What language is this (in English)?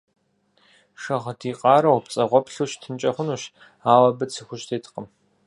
Kabardian